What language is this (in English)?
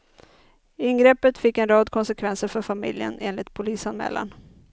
Swedish